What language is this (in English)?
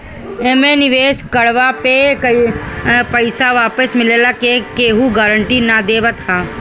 Bhojpuri